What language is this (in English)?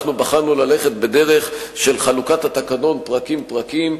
Hebrew